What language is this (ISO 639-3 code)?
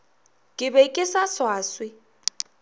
nso